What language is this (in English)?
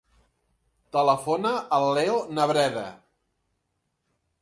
Catalan